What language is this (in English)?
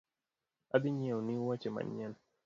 Luo (Kenya and Tanzania)